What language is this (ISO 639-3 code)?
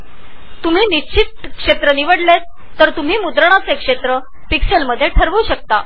mar